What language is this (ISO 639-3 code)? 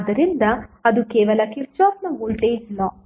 kan